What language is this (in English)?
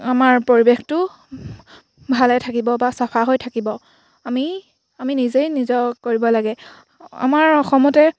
Assamese